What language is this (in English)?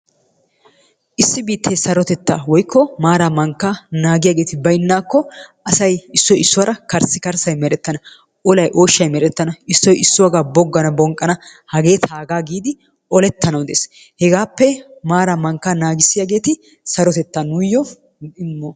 Wolaytta